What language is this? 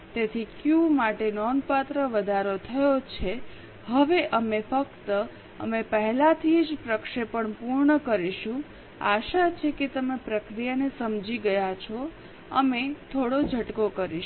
Gujarati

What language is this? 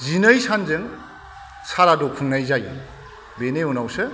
Bodo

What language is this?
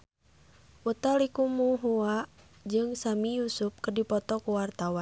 Sundanese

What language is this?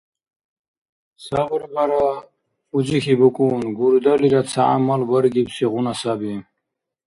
Dargwa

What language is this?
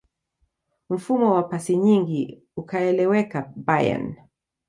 Swahili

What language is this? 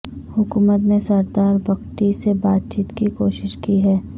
Urdu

